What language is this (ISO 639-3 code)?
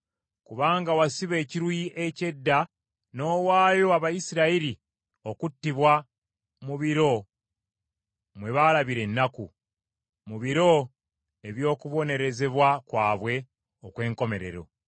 lug